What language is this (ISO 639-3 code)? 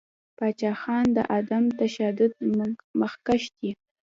pus